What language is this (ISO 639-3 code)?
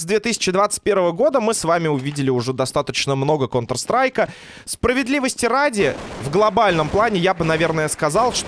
rus